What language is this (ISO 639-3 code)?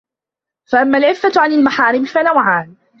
ara